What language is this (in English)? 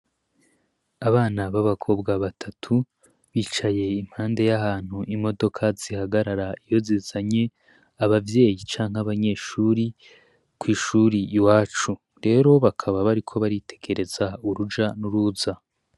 Rundi